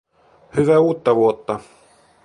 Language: Finnish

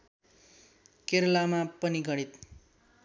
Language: Nepali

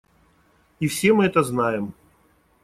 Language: Russian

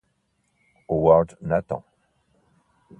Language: Italian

